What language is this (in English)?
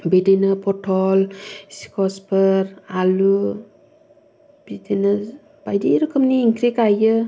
Bodo